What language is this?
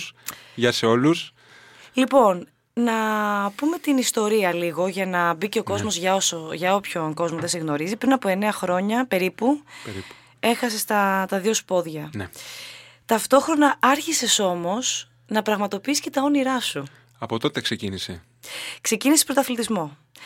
Greek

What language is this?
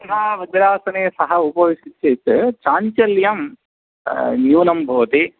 Sanskrit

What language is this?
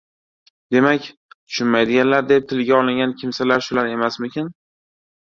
Uzbek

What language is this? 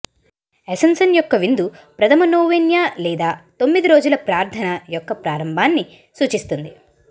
Telugu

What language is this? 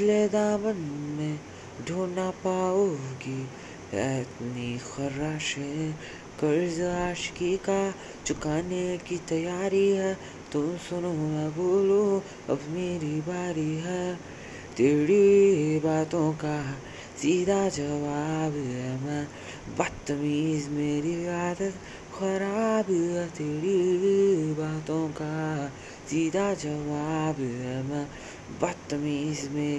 Hindi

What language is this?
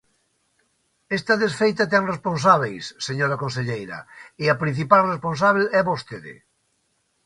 Galician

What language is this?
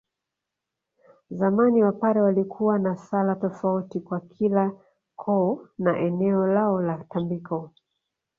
Swahili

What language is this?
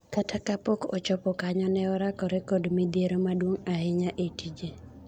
Luo (Kenya and Tanzania)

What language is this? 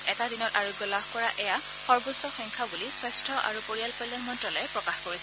Assamese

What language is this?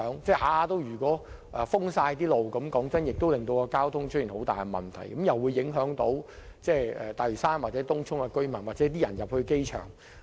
Cantonese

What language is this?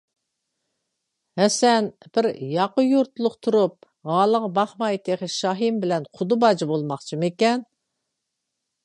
Uyghur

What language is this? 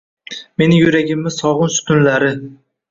Uzbek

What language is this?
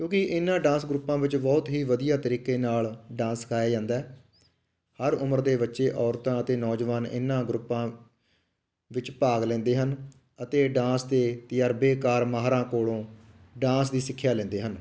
Punjabi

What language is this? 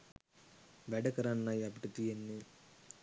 Sinhala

